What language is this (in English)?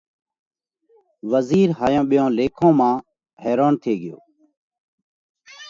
Parkari Koli